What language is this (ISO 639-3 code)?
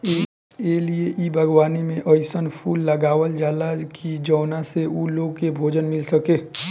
bho